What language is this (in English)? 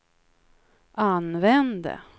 Swedish